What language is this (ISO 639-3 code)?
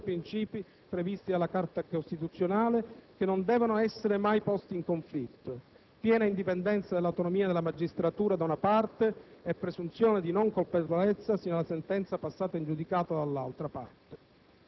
ita